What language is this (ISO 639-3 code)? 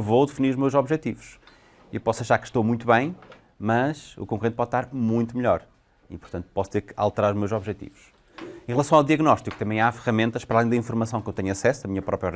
por